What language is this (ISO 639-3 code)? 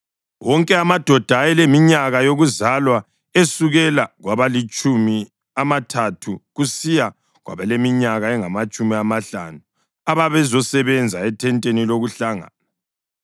nde